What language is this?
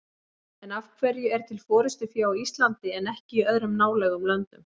Icelandic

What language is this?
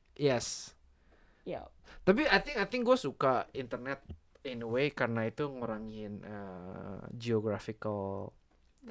Indonesian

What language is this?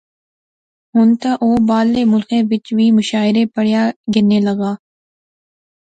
Pahari-Potwari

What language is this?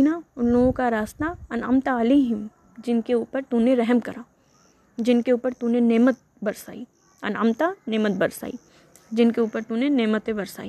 Urdu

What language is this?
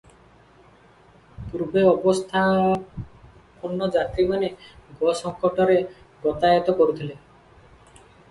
Odia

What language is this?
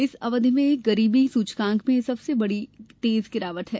Hindi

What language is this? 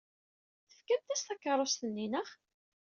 Kabyle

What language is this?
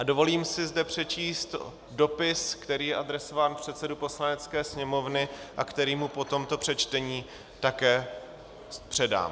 Czech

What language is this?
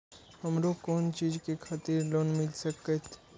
Maithili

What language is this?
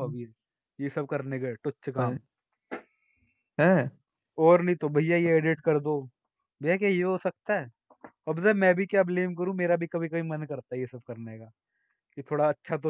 Hindi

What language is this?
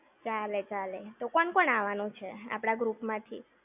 Gujarati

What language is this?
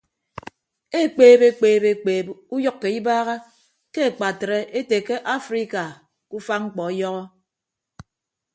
Ibibio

